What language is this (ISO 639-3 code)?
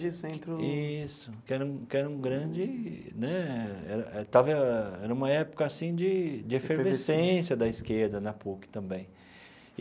por